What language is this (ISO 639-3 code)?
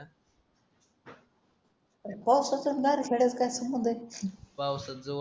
mar